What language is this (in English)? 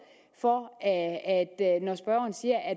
Danish